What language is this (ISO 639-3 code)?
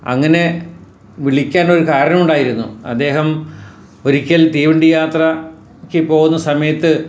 mal